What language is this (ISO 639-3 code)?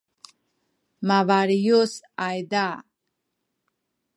szy